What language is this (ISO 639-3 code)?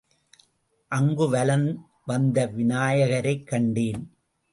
tam